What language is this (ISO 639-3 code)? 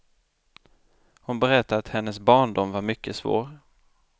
swe